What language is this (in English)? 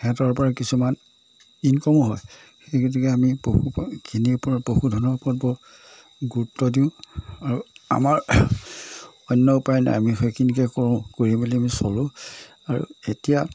Assamese